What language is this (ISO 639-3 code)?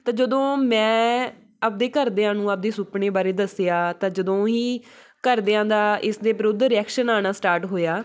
pan